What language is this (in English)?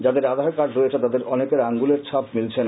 Bangla